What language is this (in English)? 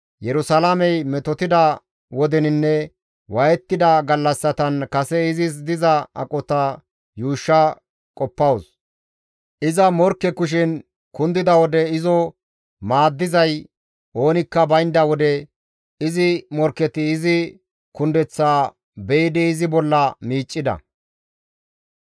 Gamo